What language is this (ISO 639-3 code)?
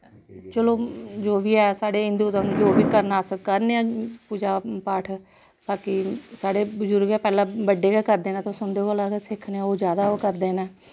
doi